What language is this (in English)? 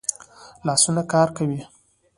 Pashto